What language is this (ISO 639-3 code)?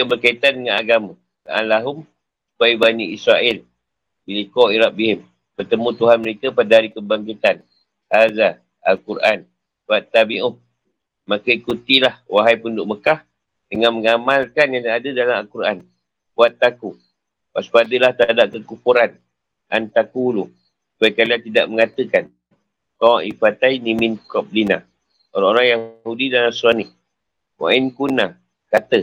msa